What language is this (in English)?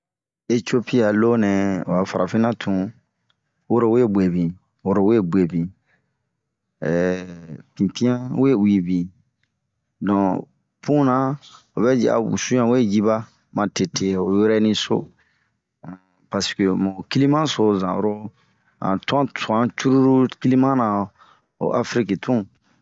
Bomu